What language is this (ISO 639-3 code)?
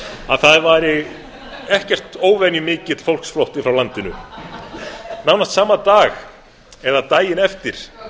isl